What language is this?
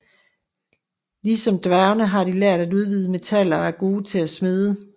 Danish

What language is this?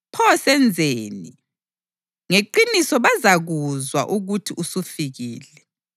North Ndebele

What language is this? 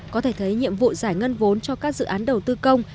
Vietnamese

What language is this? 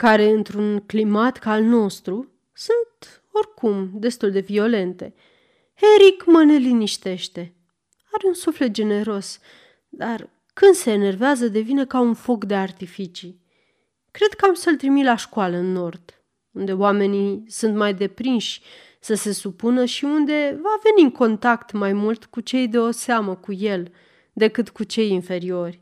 Romanian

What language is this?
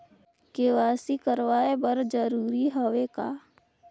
Chhattisgarhi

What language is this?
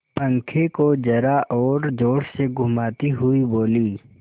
Hindi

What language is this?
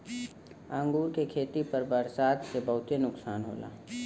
Bhojpuri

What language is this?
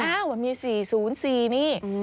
Thai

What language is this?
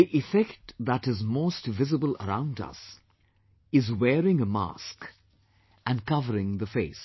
English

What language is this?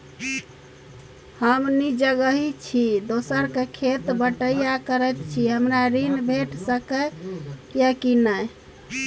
Maithili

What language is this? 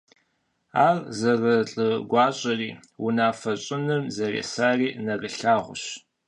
Kabardian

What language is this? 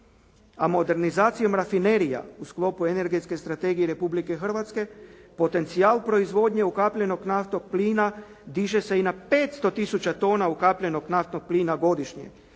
Croatian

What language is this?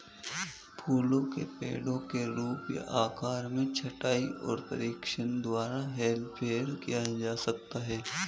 Hindi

